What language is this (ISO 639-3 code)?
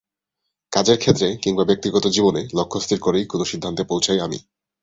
ben